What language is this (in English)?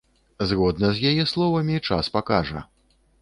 Belarusian